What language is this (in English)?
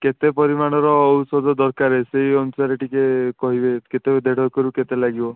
Odia